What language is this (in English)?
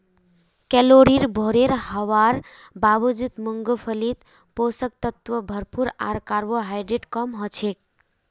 Magahi